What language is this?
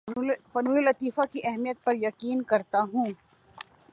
Urdu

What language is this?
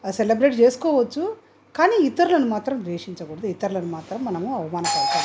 Telugu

